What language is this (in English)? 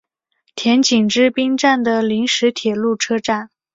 Chinese